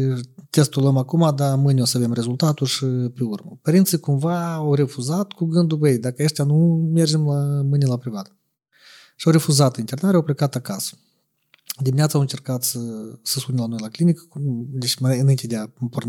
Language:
Romanian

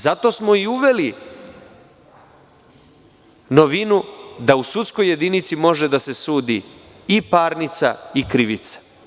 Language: Serbian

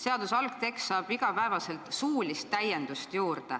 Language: Estonian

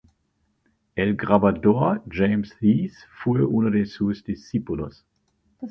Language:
Spanish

